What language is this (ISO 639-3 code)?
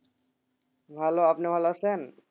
ben